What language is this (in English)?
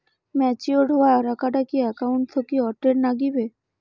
Bangla